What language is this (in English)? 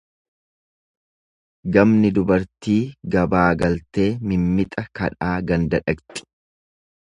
Oromo